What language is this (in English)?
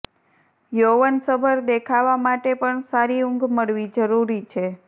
Gujarati